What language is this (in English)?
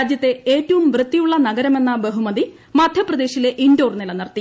Malayalam